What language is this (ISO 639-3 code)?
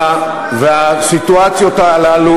heb